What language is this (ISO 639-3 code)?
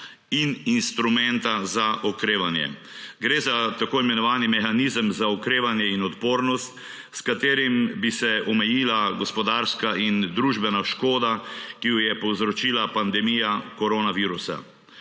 slv